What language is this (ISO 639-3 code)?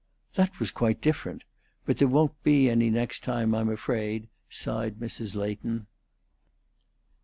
eng